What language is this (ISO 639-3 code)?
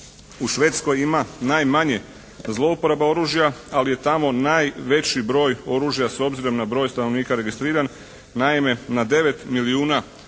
hrv